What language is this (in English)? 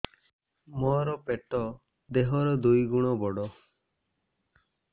Odia